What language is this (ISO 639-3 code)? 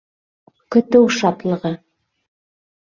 bak